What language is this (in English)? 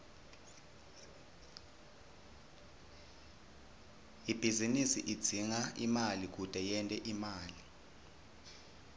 Swati